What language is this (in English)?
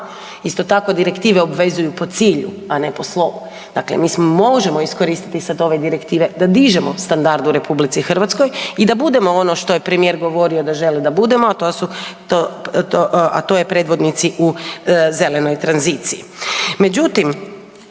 Croatian